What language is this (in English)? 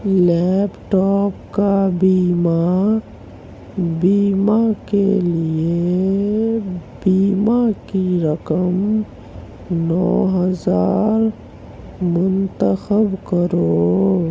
Urdu